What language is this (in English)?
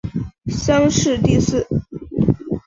Chinese